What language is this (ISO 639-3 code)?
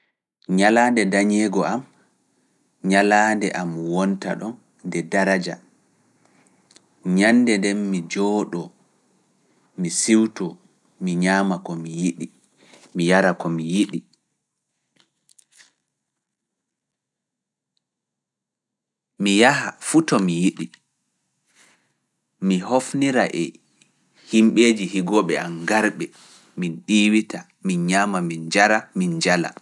ful